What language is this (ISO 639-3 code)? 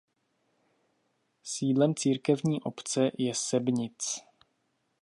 ces